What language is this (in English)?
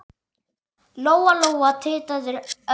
Icelandic